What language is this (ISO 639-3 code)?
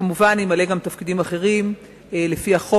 heb